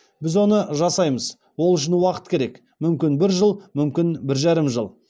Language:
Kazakh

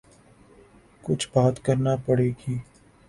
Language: Urdu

